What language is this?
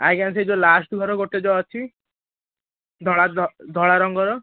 Odia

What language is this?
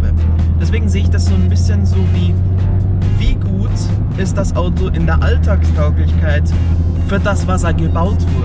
German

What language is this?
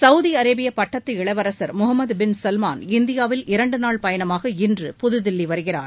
Tamil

